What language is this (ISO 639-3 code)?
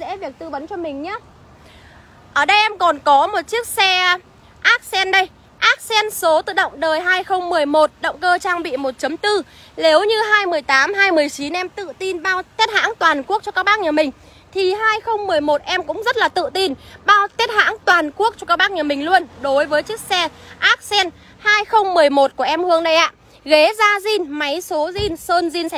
vie